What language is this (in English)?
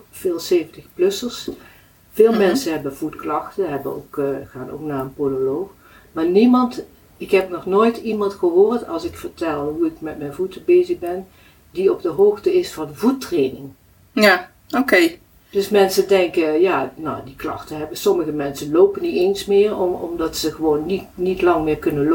Dutch